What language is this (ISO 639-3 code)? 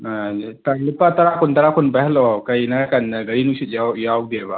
mni